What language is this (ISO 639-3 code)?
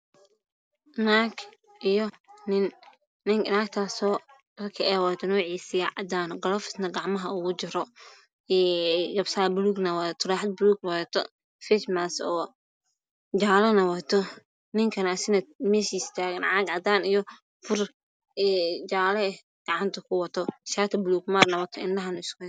som